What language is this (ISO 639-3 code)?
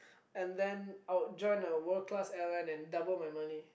eng